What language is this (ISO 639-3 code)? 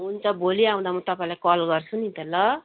nep